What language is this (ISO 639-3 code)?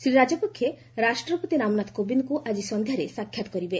ori